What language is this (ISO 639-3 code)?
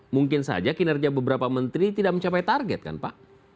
ind